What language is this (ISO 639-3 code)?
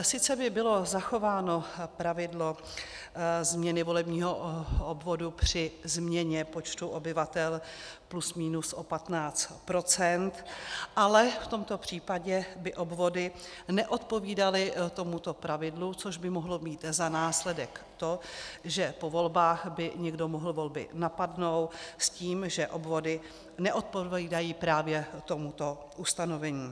ces